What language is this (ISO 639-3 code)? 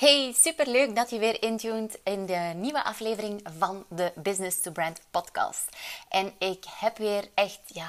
nld